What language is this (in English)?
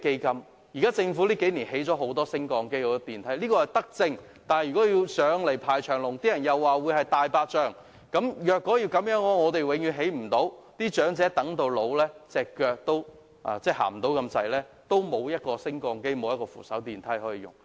Cantonese